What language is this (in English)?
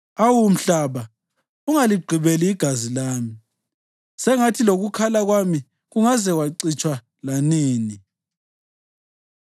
North Ndebele